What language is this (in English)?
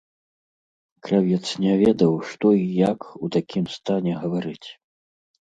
Belarusian